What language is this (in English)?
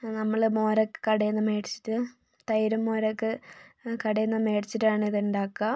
Malayalam